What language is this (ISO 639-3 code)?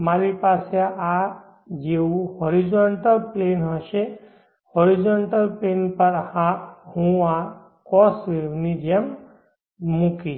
guj